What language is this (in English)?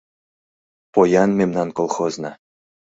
Mari